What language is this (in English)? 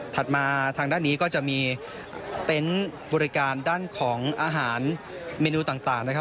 Thai